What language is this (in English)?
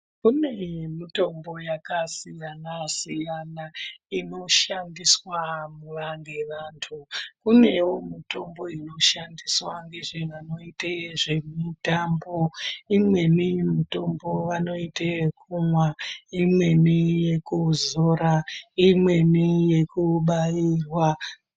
Ndau